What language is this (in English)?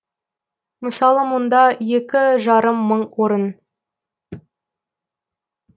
Kazakh